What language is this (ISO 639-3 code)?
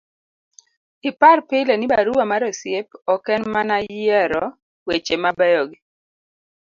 luo